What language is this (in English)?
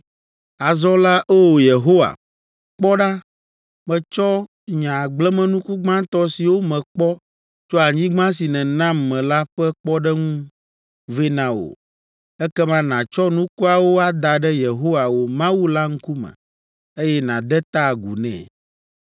Ewe